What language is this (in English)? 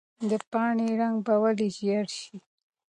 Pashto